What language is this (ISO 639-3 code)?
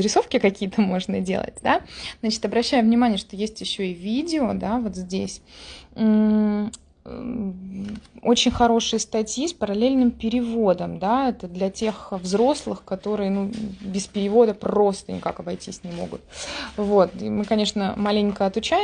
rus